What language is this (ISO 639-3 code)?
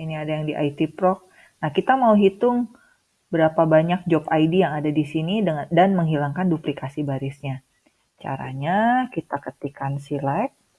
ind